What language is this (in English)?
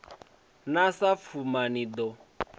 Venda